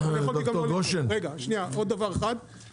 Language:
Hebrew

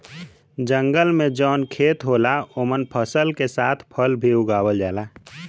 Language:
Bhojpuri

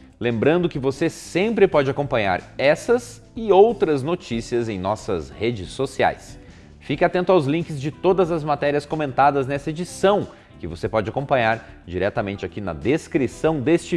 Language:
Portuguese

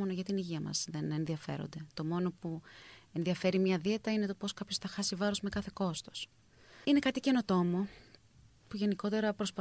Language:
Greek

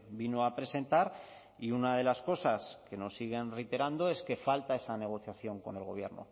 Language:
Spanish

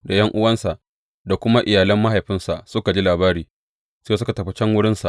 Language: Hausa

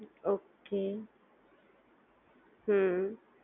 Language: Gujarati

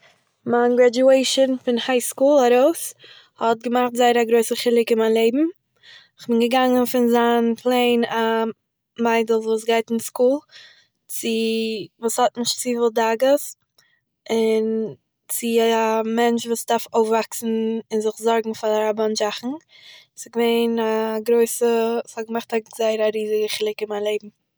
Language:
Yiddish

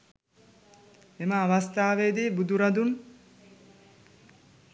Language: Sinhala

